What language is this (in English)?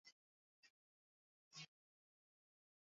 Swahili